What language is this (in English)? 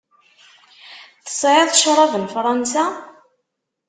Kabyle